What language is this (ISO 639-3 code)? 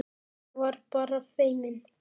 isl